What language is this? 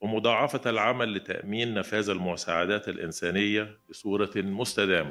Arabic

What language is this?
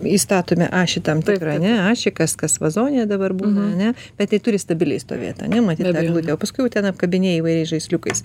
Lithuanian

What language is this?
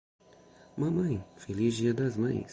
Portuguese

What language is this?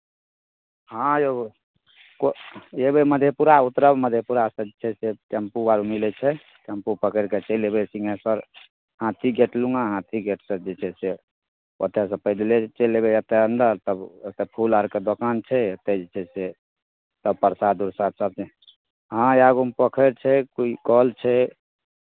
Maithili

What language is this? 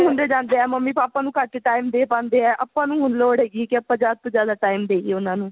Punjabi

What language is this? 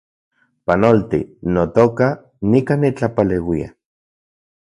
Central Puebla Nahuatl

